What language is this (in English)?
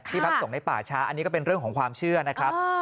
Thai